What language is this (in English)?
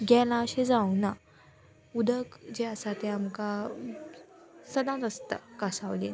Konkani